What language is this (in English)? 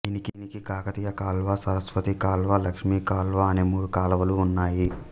Telugu